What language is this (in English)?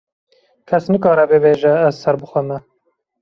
Kurdish